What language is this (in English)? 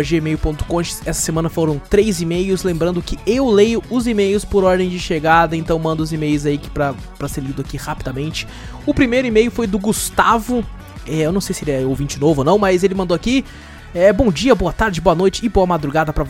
Portuguese